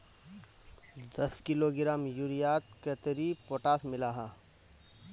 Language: Magahi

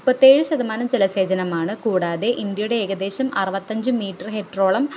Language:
Malayalam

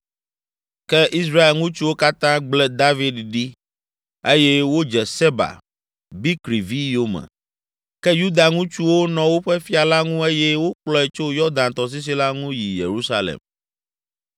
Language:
Ewe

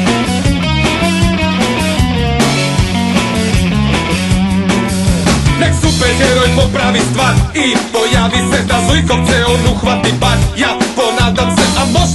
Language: Polish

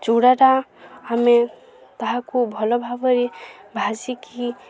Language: Odia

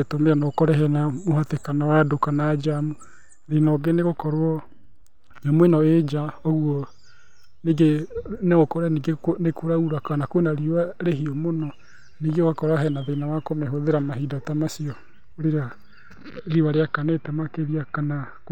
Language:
Kikuyu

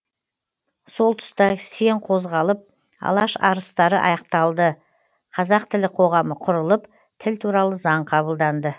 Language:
Kazakh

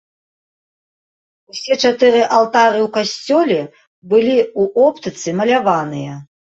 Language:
Belarusian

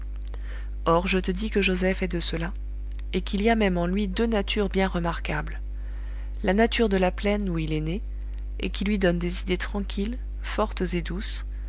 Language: French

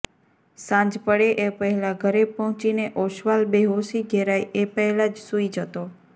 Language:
Gujarati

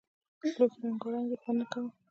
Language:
Pashto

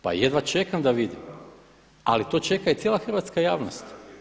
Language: Croatian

